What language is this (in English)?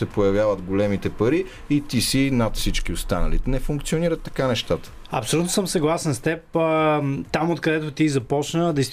Bulgarian